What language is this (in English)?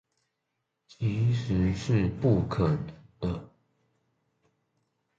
Chinese